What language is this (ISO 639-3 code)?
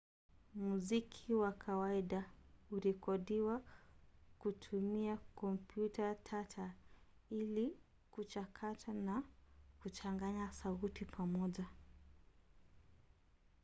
swa